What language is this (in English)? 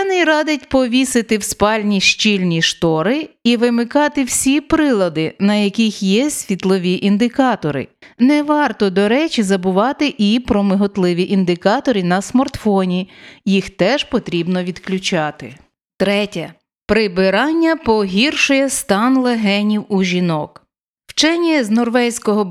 Ukrainian